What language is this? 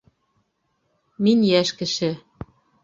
Bashkir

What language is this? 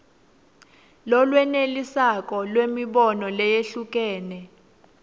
Swati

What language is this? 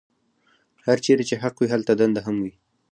Pashto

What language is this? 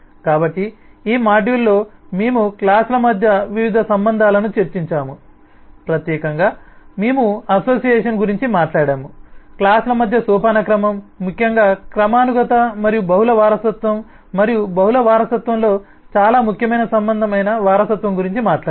Telugu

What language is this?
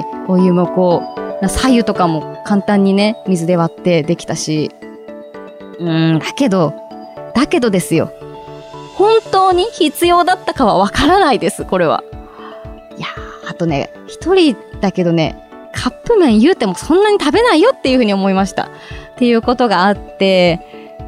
Japanese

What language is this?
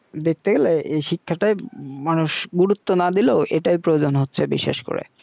Bangla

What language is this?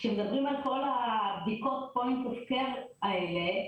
Hebrew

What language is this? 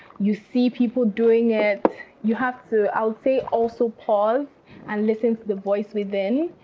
English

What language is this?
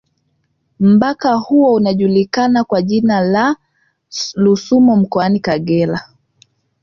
Swahili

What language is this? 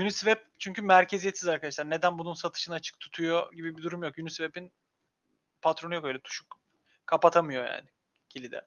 Turkish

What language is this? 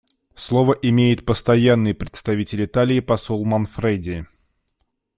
Russian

